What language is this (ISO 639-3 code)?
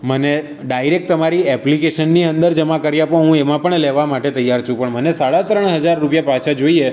guj